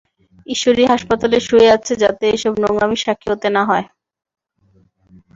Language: Bangla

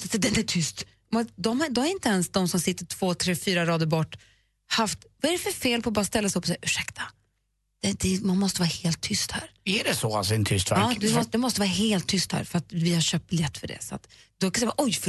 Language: Swedish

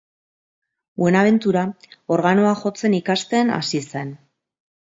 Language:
Basque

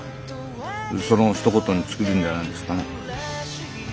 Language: Japanese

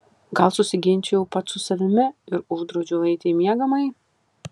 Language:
Lithuanian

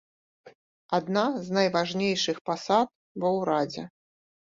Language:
Belarusian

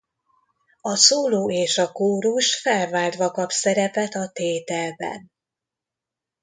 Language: Hungarian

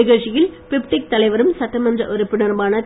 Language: Tamil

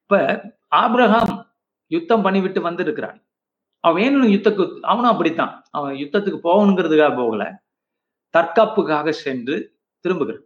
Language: Tamil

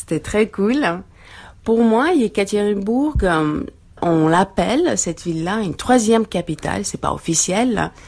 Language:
French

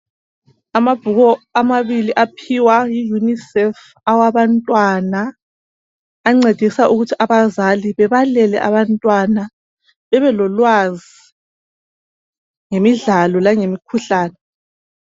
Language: North Ndebele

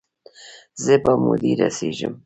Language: Pashto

